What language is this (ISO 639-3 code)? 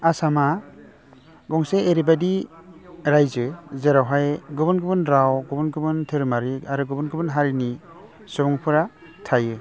brx